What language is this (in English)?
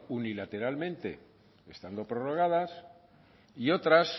Spanish